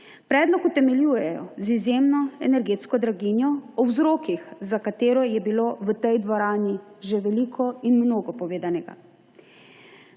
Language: Slovenian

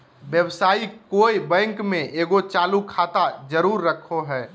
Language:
Magahi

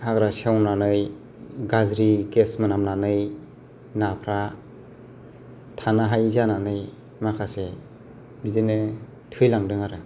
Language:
Bodo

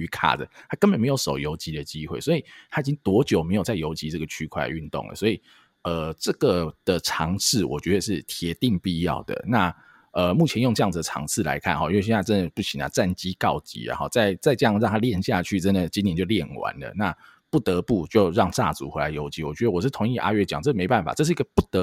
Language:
Chinese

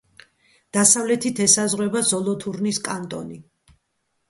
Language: Georgian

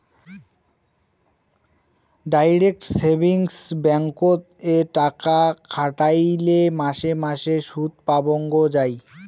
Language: Bangla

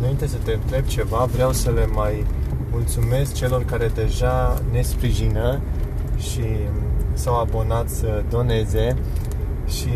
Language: Romanian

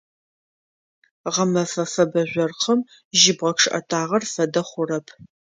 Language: Adyghe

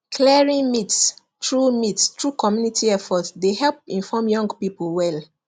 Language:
Nigerian Pidgin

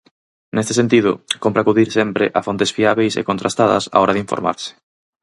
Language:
Galician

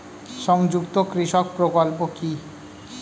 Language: Bangla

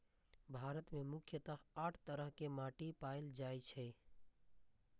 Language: Maithili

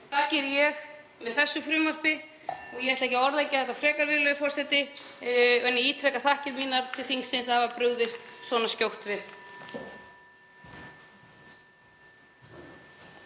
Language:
Icelandic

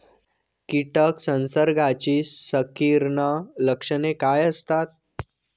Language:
Marathi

